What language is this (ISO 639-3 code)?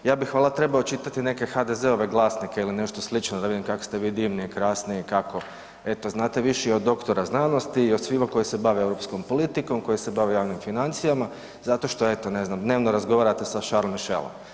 hrv